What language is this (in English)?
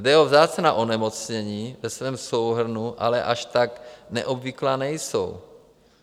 Czech